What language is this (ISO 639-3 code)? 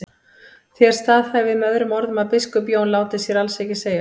isl